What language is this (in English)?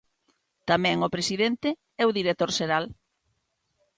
Galician